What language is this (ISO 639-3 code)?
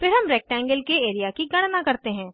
hin